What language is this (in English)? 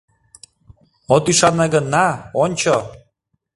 Mari